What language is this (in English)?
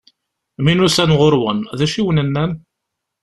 Kabyle